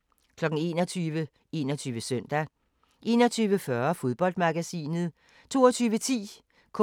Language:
Danish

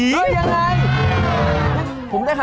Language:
Thai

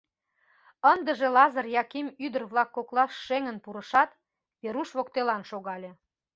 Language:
Mari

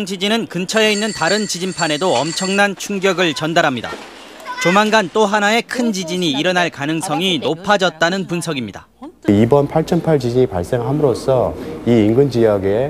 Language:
Korean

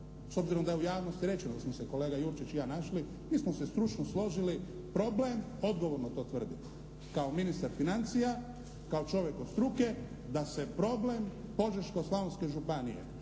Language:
Croatian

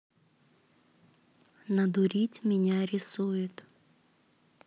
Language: Russian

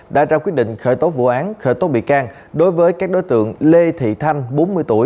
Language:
Vietnamese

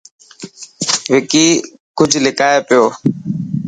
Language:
Dhatki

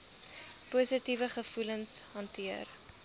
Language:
Afrikaans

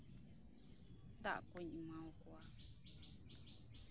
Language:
Santali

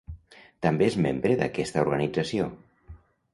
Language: Catalan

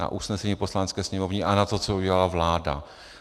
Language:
Czech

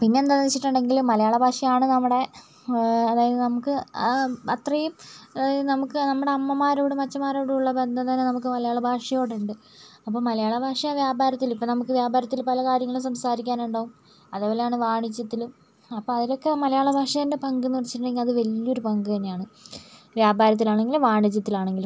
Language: Malayalam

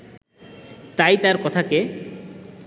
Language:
Bangla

